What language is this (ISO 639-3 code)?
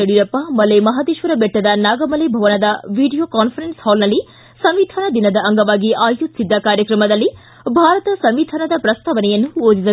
kan